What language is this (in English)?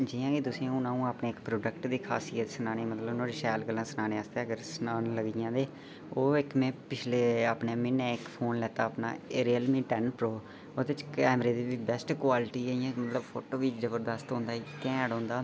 Dogri